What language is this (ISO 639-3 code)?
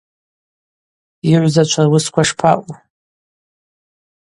abq